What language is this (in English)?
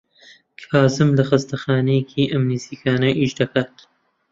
Central Kurdish